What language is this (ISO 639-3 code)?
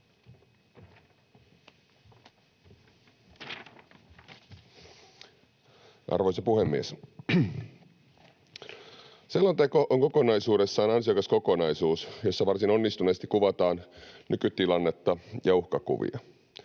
fin